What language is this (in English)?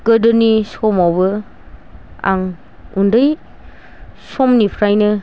Bodo